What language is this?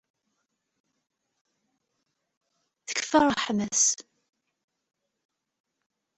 Kabyle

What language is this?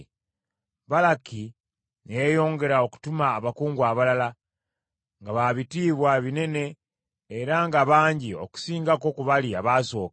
Ganda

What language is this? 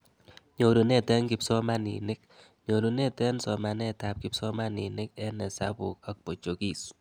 Kalenjin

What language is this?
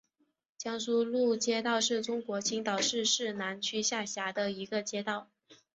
Chinese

